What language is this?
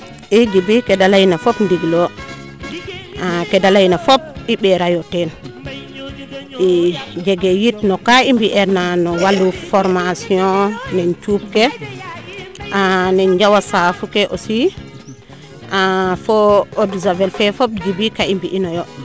Serer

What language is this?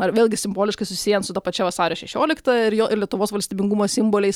Lithuanian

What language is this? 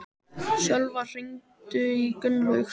Icelandic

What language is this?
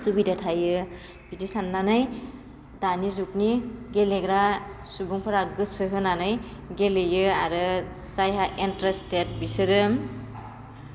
Bodo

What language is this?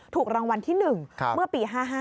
Thai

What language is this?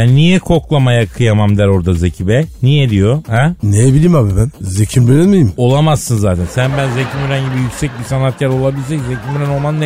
Turkish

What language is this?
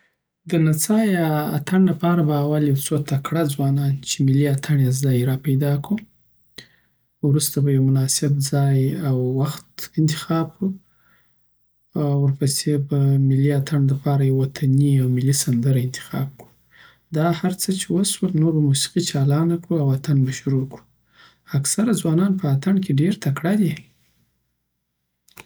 Southern Pashto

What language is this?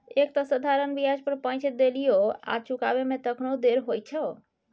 Maithili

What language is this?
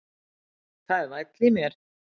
Icelandic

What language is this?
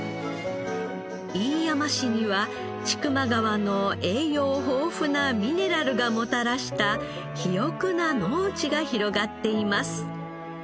Japanese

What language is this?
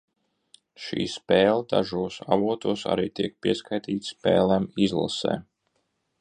Latvian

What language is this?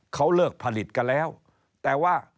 Thai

